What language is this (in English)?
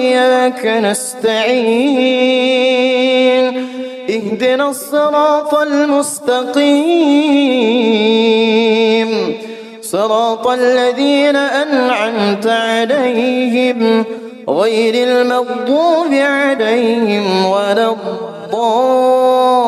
Arabic